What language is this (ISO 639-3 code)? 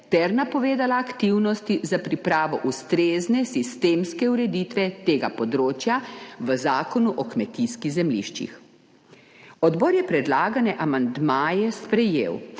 slv